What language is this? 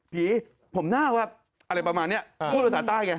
Thai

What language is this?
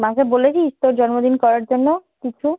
Bangla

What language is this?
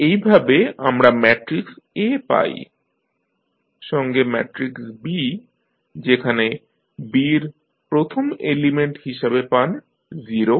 Bangla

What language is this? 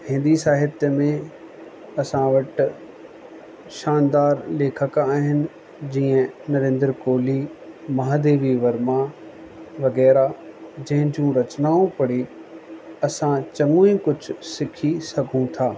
Sindhi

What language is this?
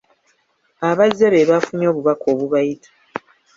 Ganda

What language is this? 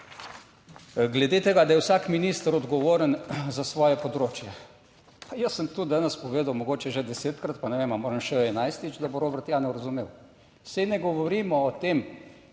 Slovenian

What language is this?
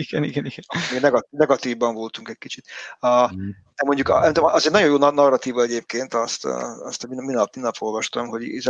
Hungarian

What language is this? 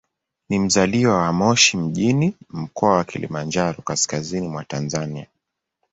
Swahili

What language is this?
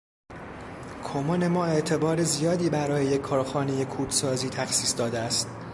Persian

